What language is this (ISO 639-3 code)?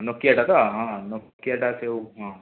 ori